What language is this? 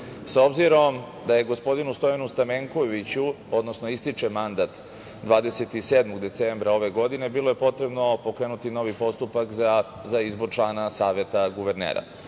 Serbian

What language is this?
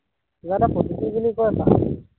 Assamese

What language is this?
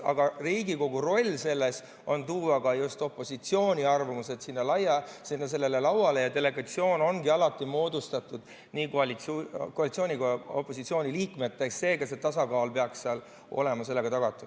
Estonian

